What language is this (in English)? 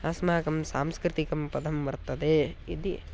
Sanskrit